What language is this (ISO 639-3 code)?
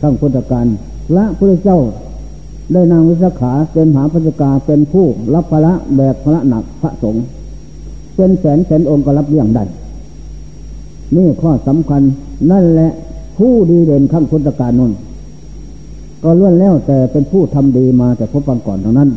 tha